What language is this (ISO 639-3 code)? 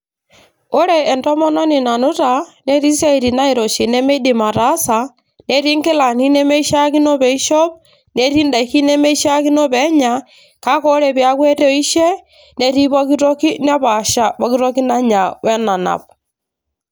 mas